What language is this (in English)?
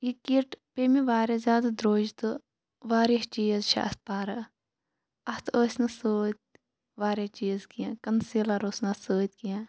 Kashmiri